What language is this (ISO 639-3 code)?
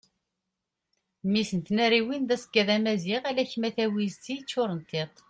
kab